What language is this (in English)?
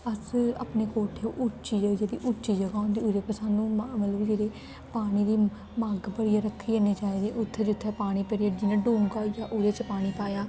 Dogri